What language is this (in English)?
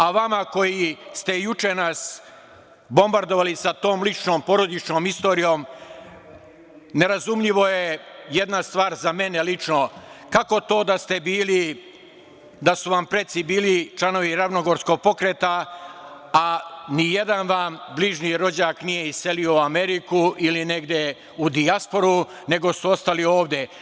Serbian